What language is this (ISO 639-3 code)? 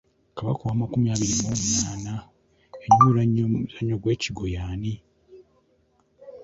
lug